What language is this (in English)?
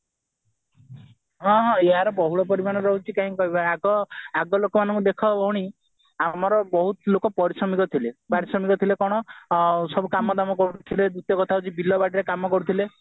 Odia